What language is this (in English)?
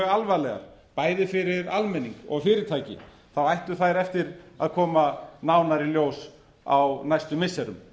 Icelandic